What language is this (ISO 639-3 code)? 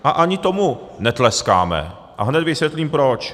ces